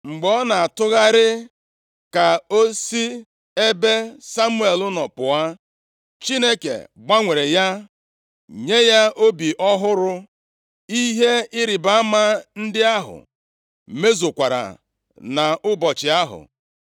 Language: Igbo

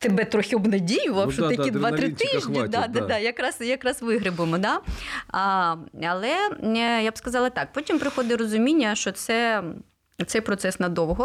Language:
Ukrainian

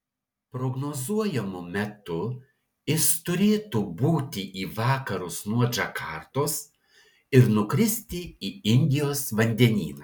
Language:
Lithuanian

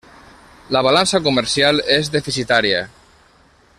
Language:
Catalan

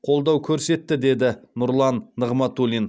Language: Kazakh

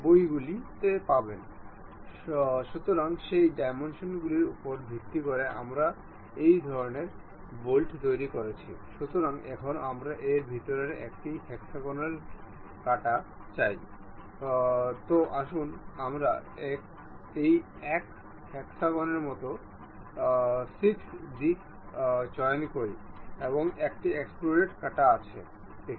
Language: Bangla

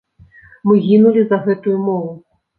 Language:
Belarusian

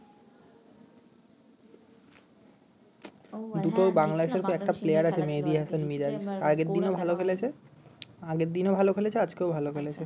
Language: Bangla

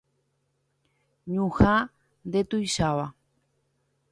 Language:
Guarani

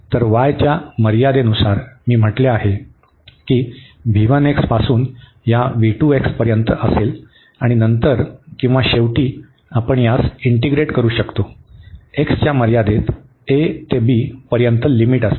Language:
Marathi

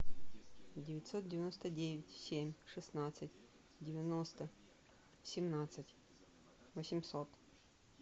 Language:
Russian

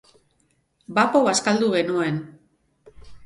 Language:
Basque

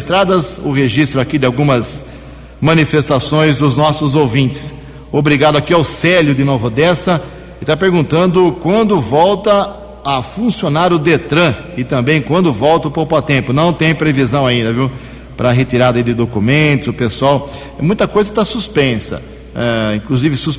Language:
Portuguese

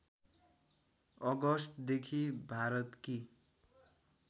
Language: Nepali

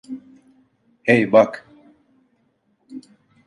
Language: Turkish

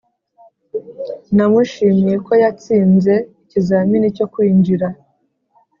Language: Kinyarwanda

